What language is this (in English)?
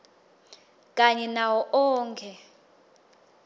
Swati